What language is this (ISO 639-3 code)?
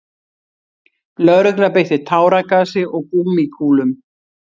isl